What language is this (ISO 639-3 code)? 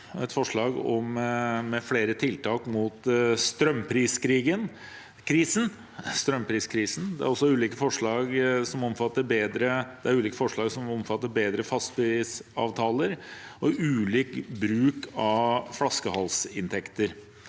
nor